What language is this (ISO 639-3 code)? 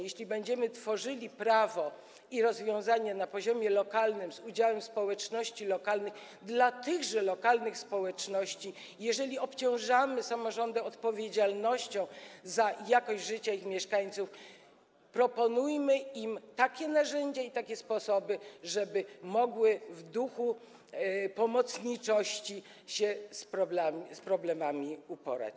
pol